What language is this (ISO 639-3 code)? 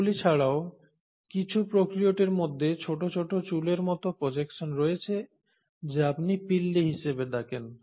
ben